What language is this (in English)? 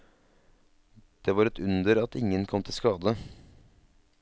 Norwegian